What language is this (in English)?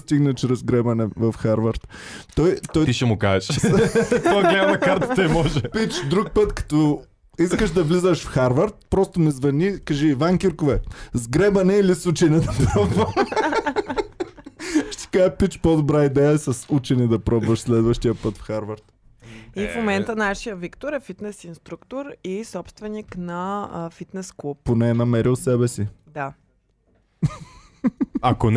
Bulgarian